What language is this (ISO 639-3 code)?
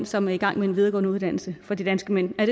dan